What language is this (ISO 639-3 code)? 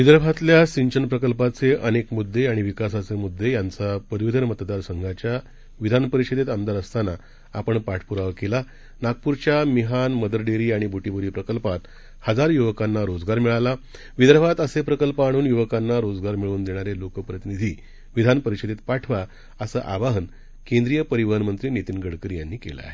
mar